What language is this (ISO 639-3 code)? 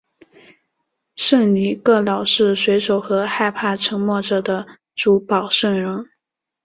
zho